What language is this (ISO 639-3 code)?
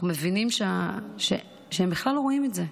heb